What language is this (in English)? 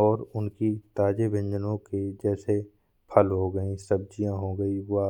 Bundeli